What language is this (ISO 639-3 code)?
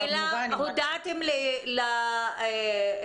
heb